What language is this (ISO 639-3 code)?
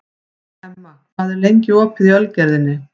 isl